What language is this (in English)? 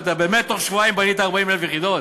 Hebrew